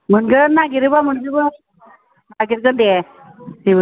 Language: Bodo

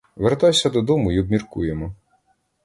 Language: Ukrainian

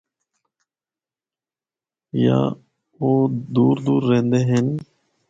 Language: Northern Hindko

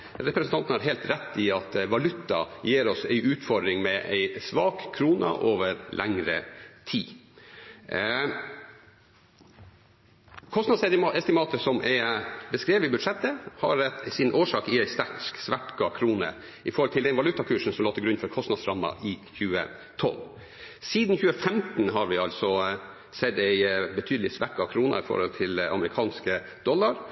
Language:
Norwegian Bokmål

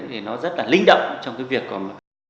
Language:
Vietnamese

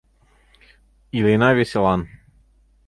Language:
Mari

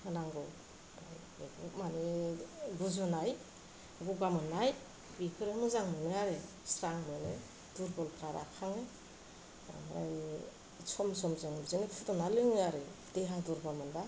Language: Bodo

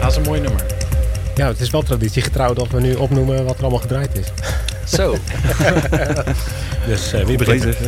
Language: Dutch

